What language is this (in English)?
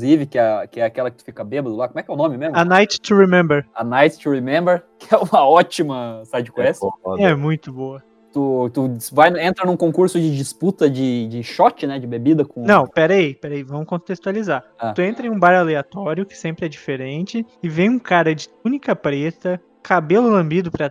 Portuguese